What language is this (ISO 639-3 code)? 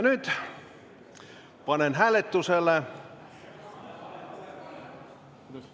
est